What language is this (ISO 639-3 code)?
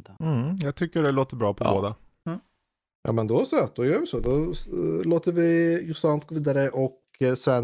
swe